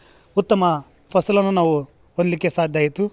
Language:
Kannada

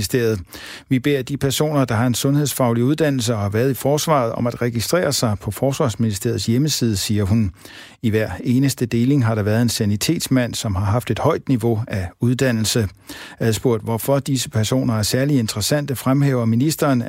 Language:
Danish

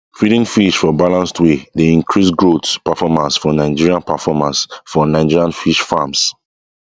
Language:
Nigerian Pidgin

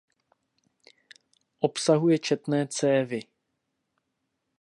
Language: Czech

